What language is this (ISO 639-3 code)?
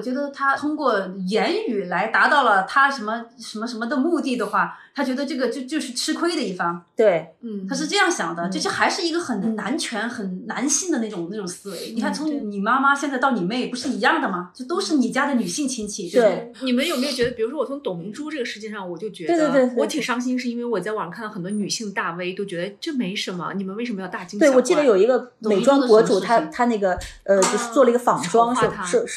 zho